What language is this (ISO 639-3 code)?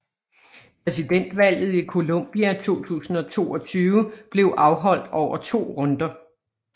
dan